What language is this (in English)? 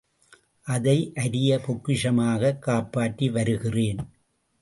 Tamil